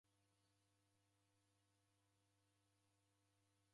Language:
Taita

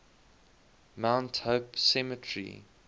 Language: English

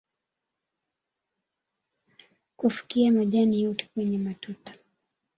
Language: Swahili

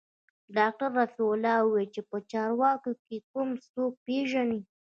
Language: Pashto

